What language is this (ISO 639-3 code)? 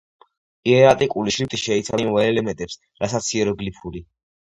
kat